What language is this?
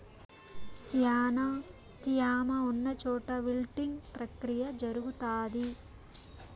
Telugu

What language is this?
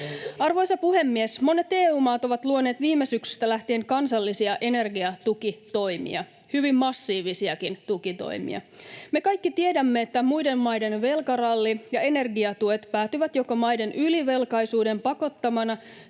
Finnish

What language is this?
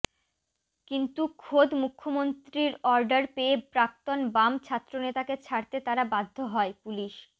Bangla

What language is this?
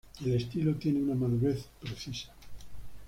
Spanish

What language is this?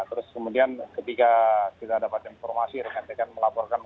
Indonesian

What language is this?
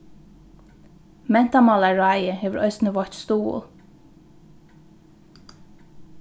Faroese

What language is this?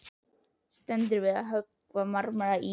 Icelandic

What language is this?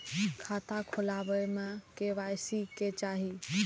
Maithili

